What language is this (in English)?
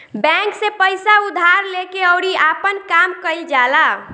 Bhojpuri